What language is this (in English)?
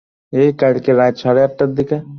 Bangla